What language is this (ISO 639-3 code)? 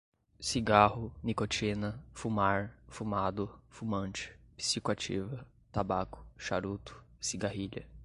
por